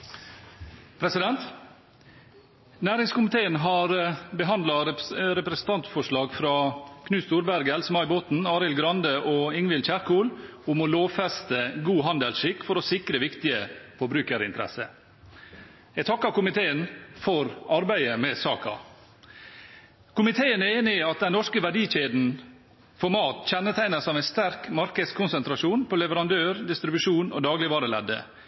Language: Norwegian Bokmål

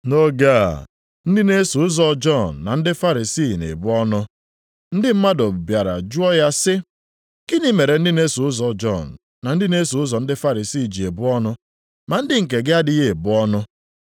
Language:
Igbo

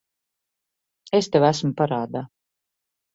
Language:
Latvian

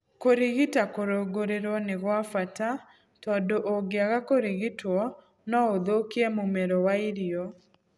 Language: Kikuyu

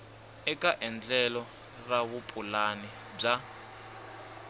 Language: Tsonga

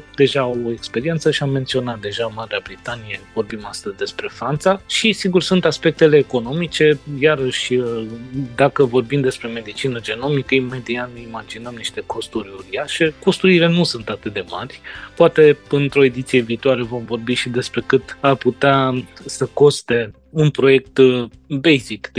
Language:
Romanian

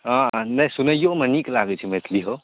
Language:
Maithili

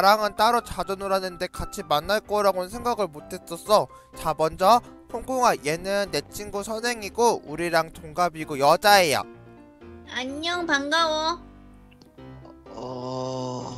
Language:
Korean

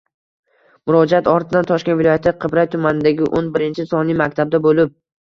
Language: Uzbek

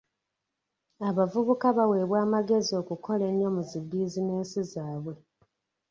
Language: Ganda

